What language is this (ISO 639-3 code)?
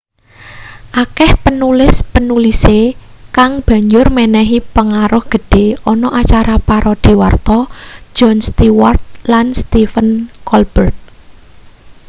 jav